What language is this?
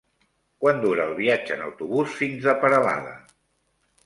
Catalan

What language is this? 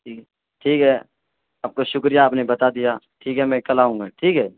Urdu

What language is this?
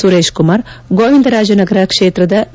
Kannada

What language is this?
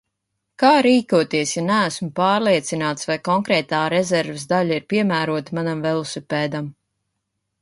Latvian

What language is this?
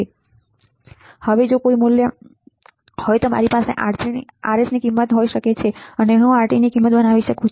Gujarati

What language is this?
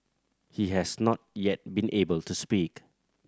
English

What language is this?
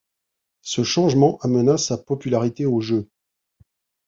French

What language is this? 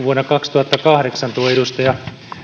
Finnish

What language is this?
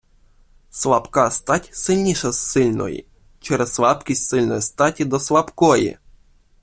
Ukrainian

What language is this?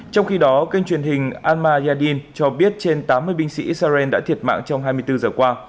Vietnamese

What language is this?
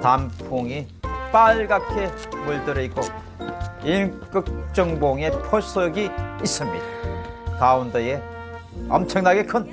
Korean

